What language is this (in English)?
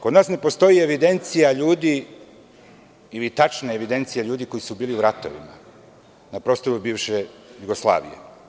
Serbian